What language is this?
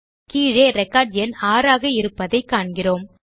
Tamil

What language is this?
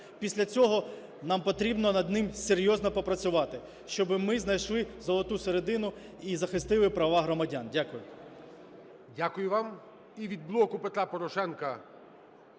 Ukrainian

